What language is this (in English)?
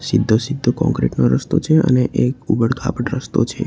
Gujarati